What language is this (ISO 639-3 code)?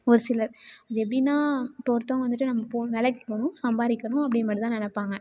tam